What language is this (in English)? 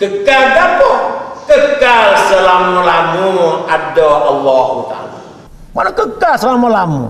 Malay